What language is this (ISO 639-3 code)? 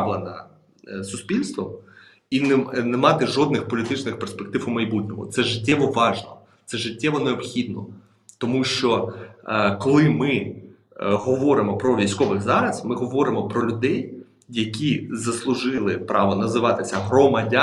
ukr